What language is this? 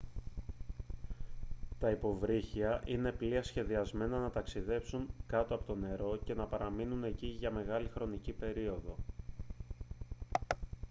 Greek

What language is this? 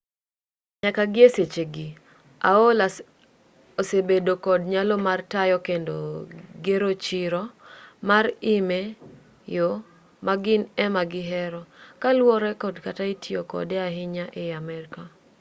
Luo (Kenya and Tanzania)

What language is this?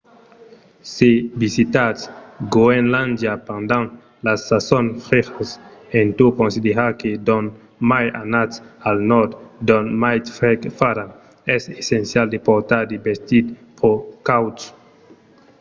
Occitan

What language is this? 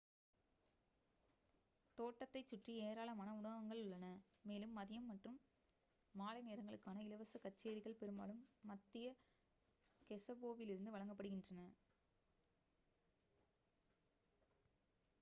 Tamil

